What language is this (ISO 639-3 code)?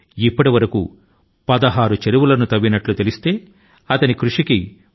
tel